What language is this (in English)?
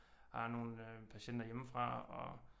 Danish